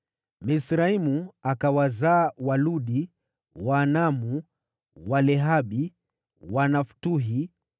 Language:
Swahili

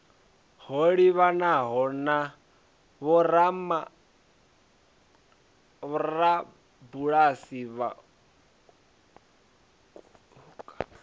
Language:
Venda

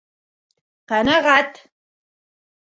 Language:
Bashkir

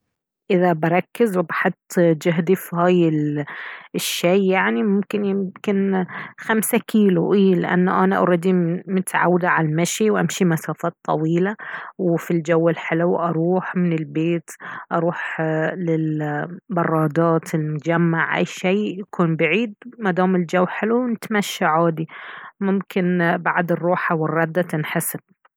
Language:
Baharna Arabic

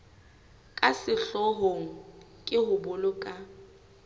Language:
Southern Sotho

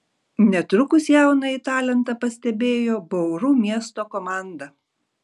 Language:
Lithuanian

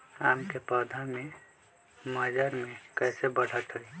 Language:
Magahi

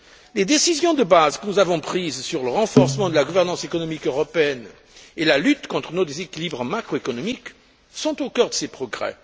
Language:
French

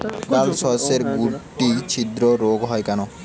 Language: Bangla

